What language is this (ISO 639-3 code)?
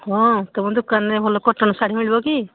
ori